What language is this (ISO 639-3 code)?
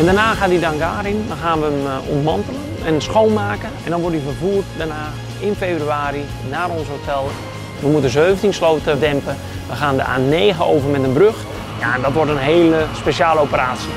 nld